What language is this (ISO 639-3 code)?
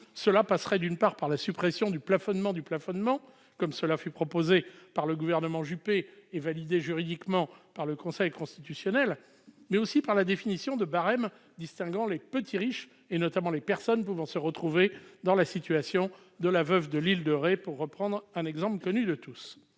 fra